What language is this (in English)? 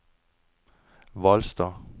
Norwegian